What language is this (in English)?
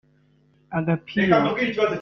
Kinyarwanda